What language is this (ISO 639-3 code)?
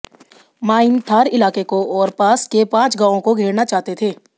hin